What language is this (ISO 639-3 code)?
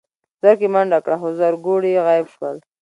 pus